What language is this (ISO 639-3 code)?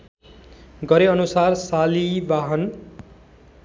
nep